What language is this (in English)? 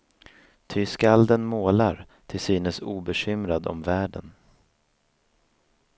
Swedish